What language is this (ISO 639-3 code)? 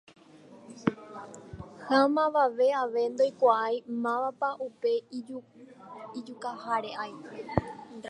grn